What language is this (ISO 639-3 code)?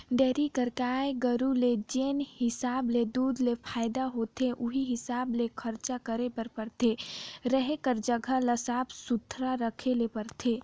hne